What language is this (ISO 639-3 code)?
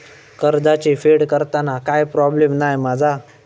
mar